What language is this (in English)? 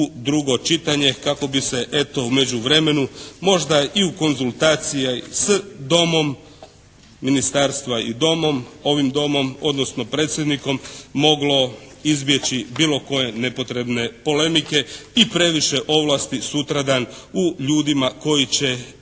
Croatian